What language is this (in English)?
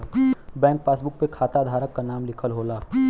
Bhojpuri